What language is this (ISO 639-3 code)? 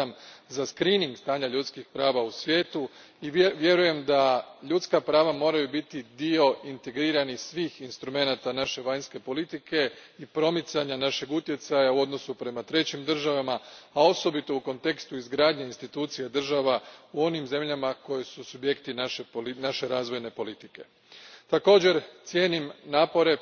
hrv